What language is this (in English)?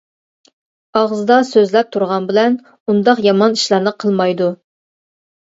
Uyghur